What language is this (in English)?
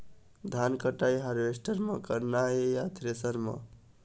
Chhattisgarhi